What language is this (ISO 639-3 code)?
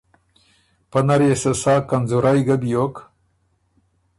oru